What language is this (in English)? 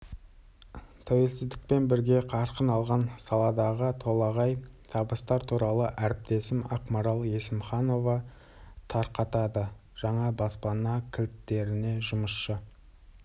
Kazakh